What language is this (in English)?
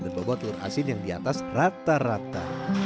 Indonesian